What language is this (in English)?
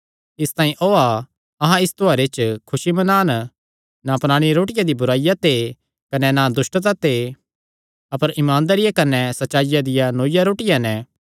Kangri